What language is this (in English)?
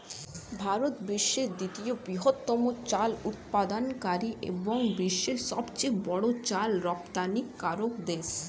Bangla